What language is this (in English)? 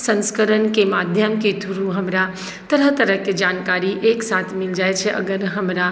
Maithili